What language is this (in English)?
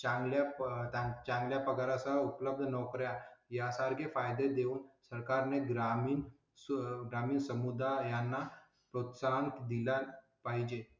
Marathi